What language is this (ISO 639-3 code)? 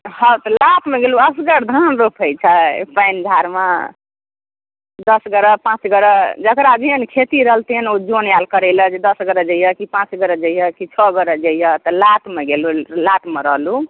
mai